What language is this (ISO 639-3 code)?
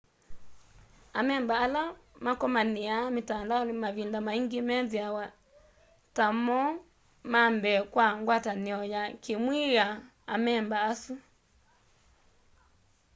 kam